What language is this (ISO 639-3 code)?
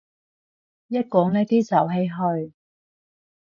yue